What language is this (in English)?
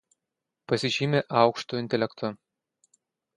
Lithuanian